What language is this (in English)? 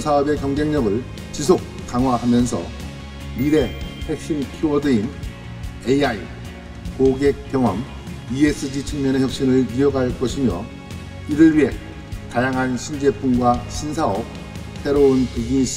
Korean